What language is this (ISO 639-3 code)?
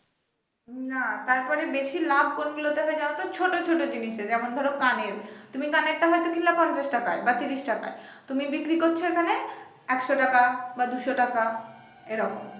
ben